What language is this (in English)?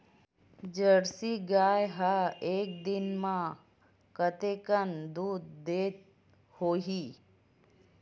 Chhattisgarhi